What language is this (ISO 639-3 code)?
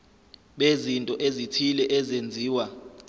zul